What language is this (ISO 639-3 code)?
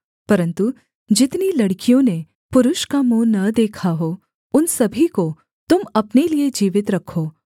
hin